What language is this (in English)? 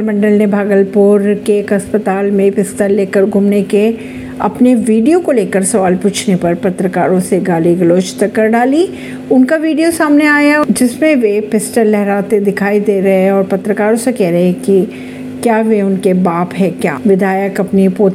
Hindi